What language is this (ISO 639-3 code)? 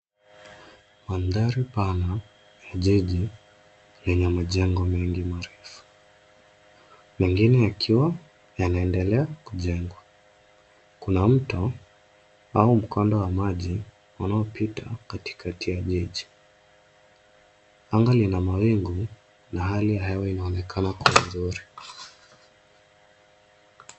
swa